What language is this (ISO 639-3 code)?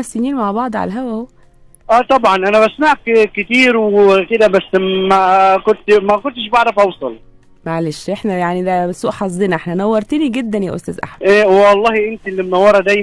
ara